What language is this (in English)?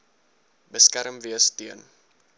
Afrikaans